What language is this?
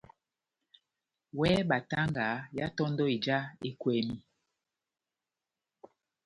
Batanga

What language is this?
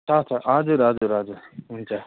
Nepali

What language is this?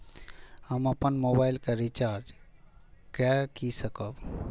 Maithili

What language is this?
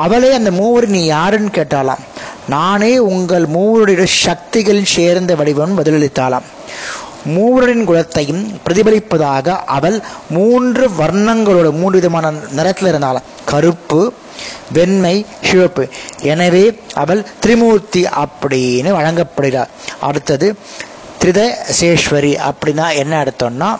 Tamil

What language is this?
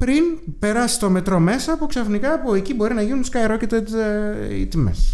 Greek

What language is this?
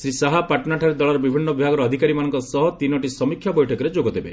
Odia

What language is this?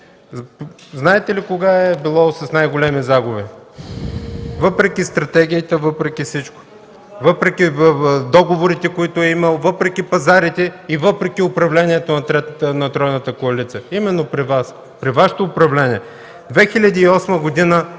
Bulgarian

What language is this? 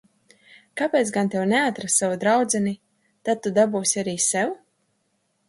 Latvian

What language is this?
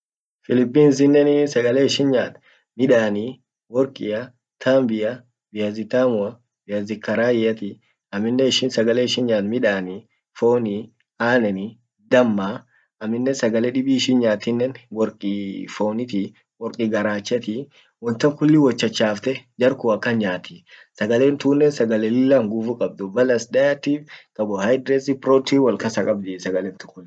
Orma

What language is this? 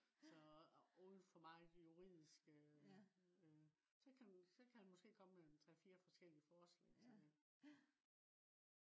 Danish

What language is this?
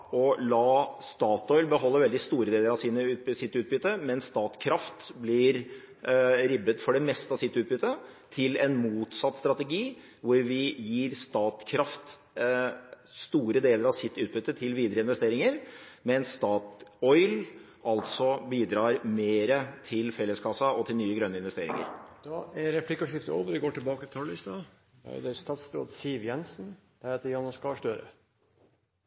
Norwegian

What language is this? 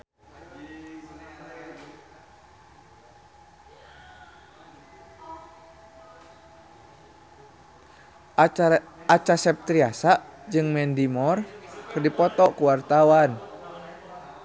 Sundanese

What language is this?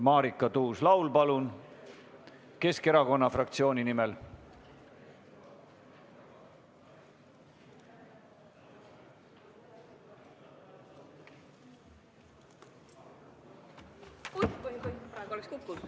Estonian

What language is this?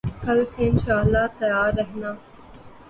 Urdu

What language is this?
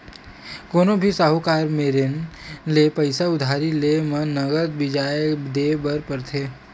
Chhattisgarhi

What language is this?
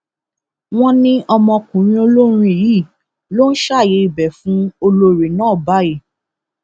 Yoruba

